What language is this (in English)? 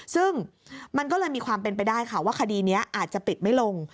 Thai